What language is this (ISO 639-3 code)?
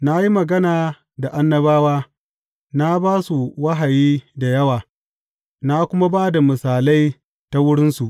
hau